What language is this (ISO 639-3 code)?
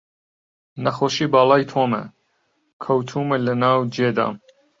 ckb